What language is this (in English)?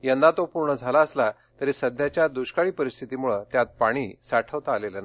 Marathi